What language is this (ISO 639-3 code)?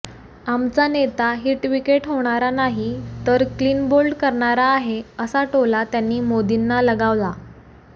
mar